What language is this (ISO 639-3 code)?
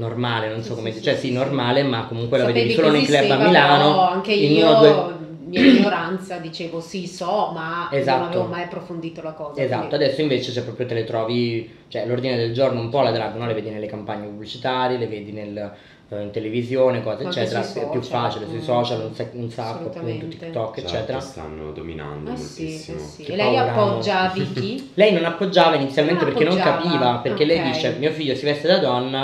ita